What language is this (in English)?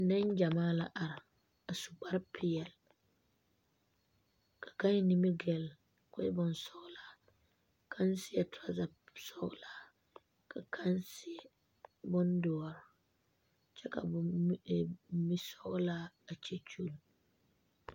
Southern Dagaare